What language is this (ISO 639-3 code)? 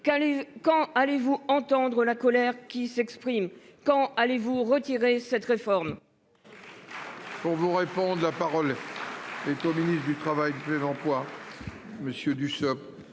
fra